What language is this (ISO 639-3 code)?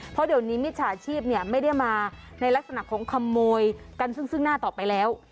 tha